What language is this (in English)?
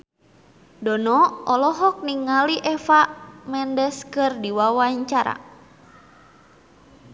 Sundanese